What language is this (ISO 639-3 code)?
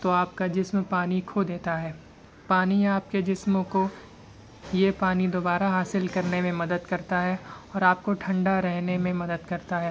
urd